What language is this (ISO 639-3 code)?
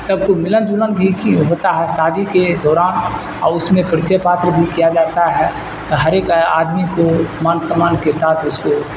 urd